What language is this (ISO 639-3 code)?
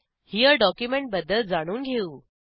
mar